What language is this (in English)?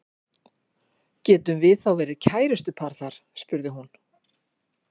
Icelandic